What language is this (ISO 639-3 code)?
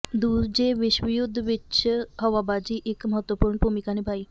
pan